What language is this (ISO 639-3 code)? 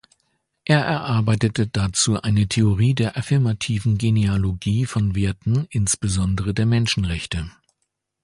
deu